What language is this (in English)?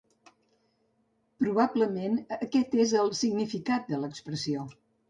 Catalan